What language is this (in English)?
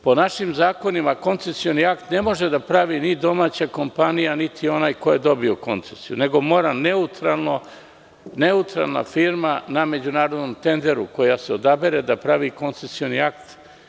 Serbian